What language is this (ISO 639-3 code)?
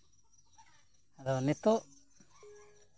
sat